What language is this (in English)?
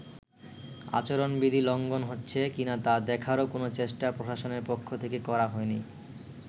Bangla